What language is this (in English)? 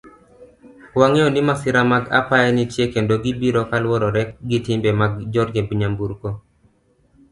Luo (Kenya and Tanzania)